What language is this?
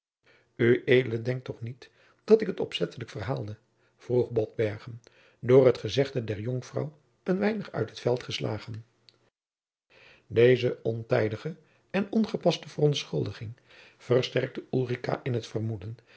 Dutch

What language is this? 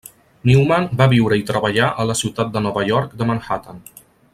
Catalan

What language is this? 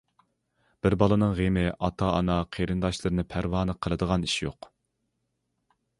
Uyghur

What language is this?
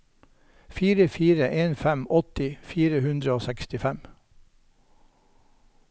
Norwegian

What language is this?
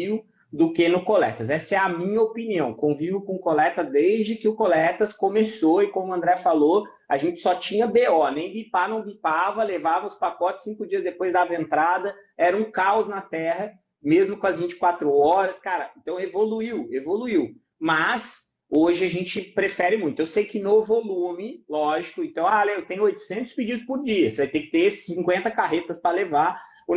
Portuguese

